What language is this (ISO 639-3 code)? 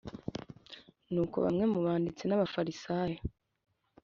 kin